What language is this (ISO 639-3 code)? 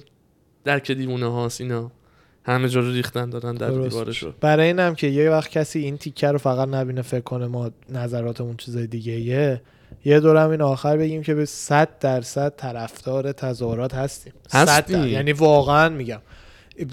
fas